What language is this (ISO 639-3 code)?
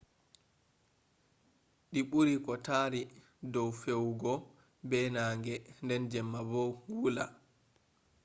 ful